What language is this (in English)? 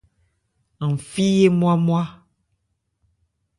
Ebrié